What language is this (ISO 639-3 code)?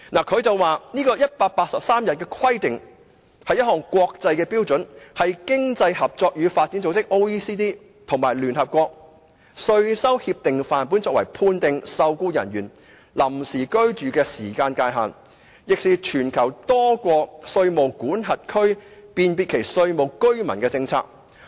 yue